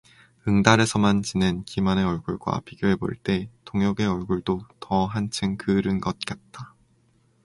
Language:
Korean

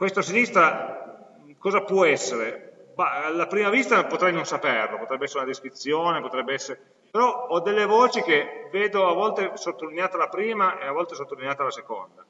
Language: Italian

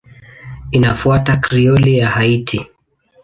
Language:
Swahili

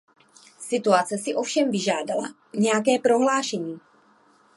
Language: Czech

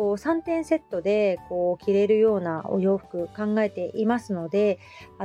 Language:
Japanese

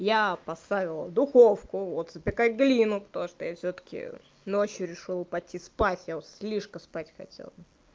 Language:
Russian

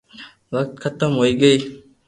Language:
Loarki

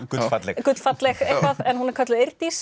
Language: Icelandic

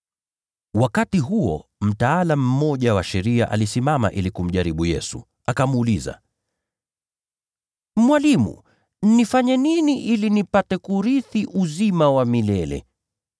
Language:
Swahili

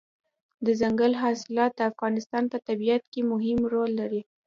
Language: Pashto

